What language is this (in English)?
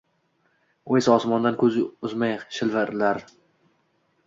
Uzbek